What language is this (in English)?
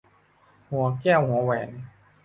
Thai